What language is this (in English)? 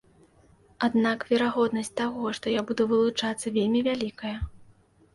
Belarusian